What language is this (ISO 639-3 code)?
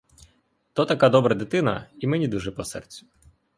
ukr